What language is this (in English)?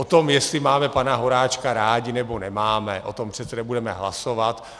Czech